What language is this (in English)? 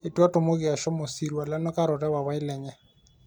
Masai